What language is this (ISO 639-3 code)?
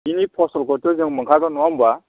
brx